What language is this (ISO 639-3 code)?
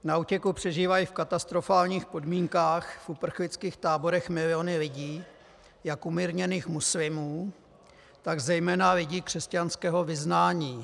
ces